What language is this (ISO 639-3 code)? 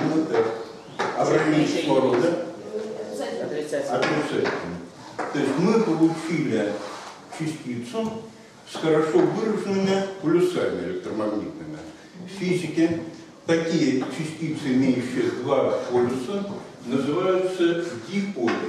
rus